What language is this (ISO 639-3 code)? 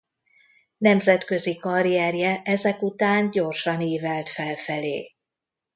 hun